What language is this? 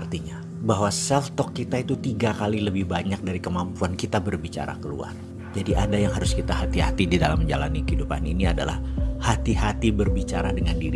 Indonesian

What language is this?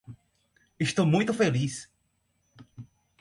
Portuguese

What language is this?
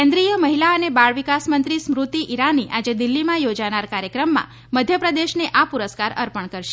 Gujarati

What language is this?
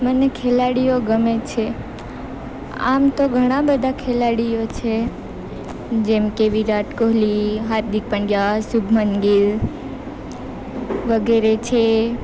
Gujarati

